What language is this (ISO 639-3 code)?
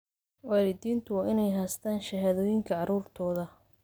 som